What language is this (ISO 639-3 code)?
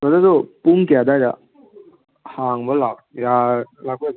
mni